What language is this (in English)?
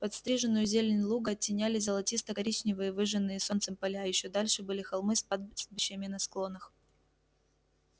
Russian